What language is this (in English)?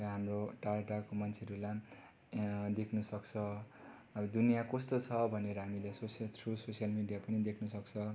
Nepali